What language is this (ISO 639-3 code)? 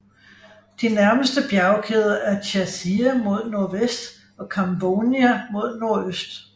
dan